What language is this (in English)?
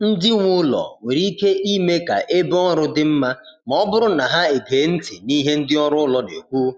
Igbo